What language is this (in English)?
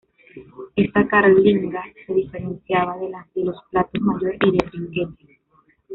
Spanish